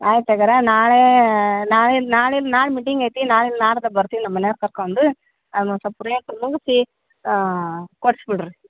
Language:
Kannada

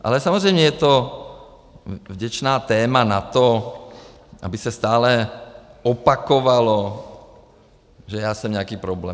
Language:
Czech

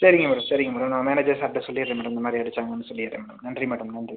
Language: Tamil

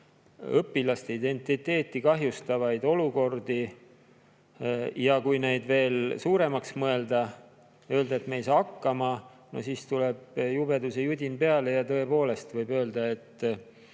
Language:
Estonian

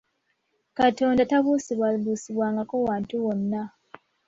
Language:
Ganda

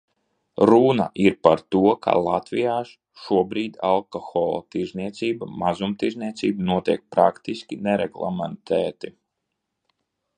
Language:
Latvian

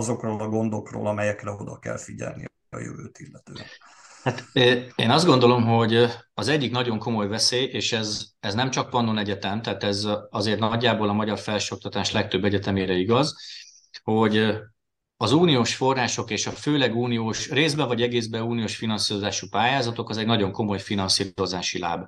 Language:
Hungarian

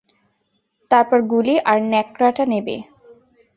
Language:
Bangla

